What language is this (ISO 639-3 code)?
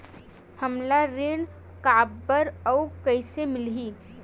hne